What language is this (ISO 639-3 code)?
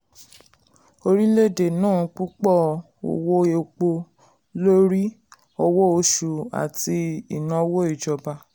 yor